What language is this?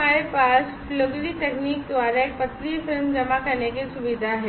Hindi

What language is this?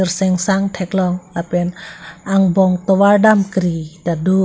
Karbi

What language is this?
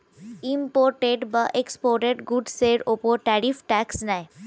Bangla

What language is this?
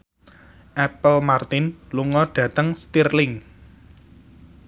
Javanese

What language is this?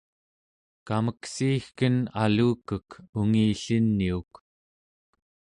Central Yupik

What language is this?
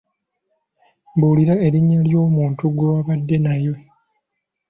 Ganda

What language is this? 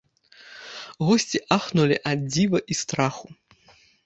Belarusian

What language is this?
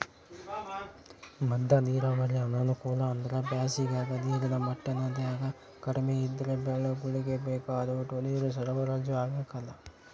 Kannada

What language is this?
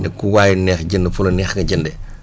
Wolof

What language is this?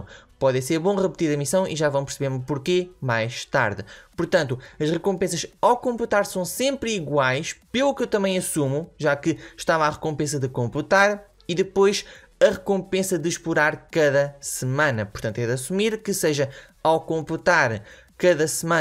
Portuguese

